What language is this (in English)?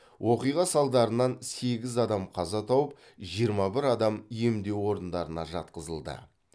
Kazakh